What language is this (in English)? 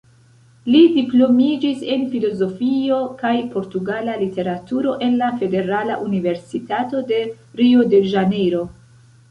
Esperanto